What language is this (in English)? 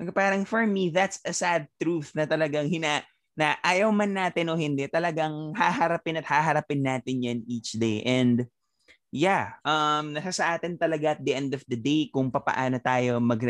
Filipino